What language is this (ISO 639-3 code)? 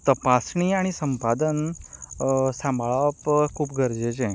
kok